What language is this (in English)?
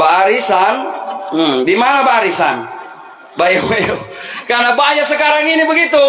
Indonesian